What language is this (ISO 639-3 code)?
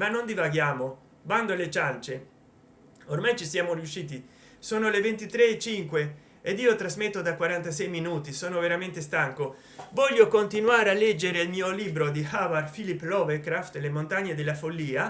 ita